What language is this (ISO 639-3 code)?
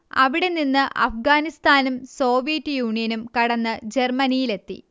mal